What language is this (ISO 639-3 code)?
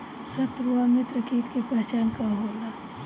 bho